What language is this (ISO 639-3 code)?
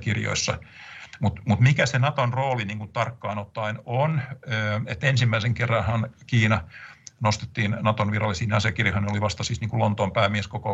fin